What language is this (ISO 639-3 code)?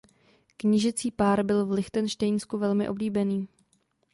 ces